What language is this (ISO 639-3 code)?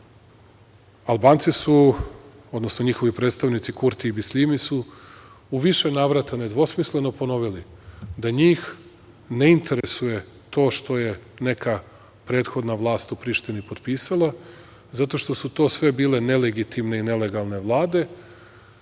srp